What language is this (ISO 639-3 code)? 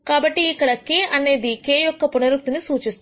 tel